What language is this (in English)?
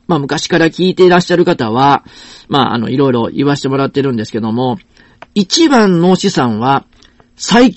Japanese